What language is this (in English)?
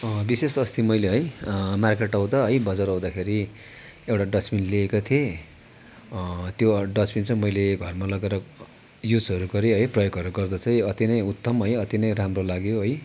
Nepali